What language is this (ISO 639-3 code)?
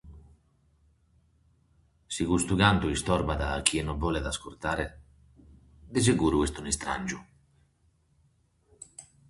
srd